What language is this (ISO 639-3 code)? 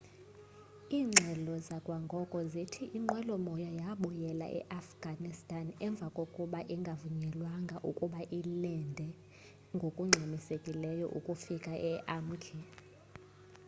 xho